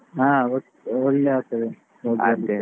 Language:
Kannada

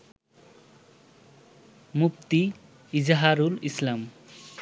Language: Bangla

